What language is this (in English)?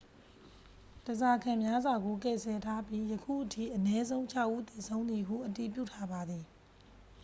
Burmese